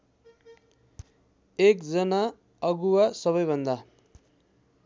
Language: Nepali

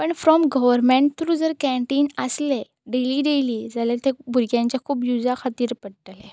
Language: Konkani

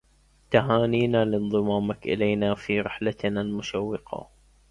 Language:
Arabic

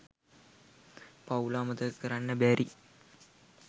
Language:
Sinhala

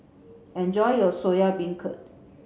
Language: English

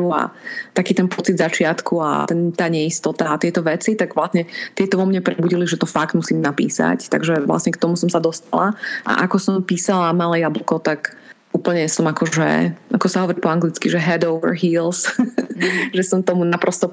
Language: Slovak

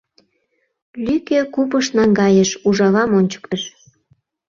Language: Mari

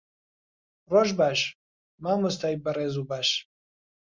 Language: Central Kurdish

